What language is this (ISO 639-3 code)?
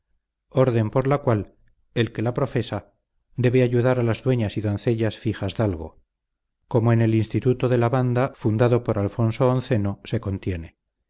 spa